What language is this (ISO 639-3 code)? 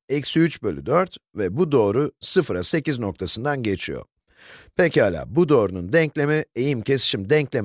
tur